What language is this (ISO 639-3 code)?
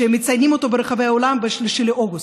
heb